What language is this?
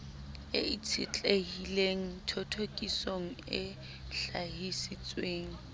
Southern Sotho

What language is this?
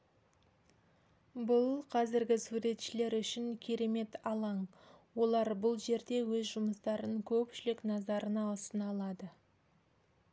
Kazakh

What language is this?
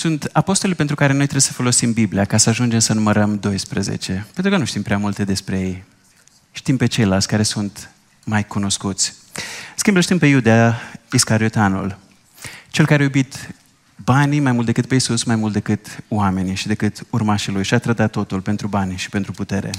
Romanian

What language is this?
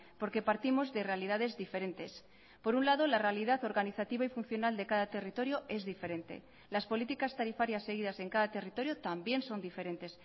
Spanish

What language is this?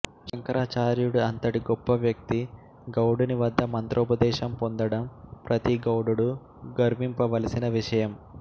Telugu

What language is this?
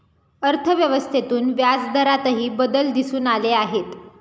Marathi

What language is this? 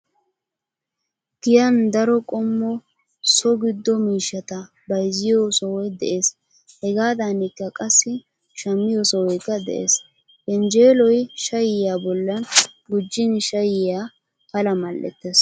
Wolaytta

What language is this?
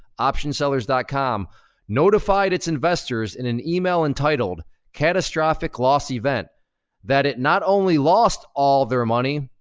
English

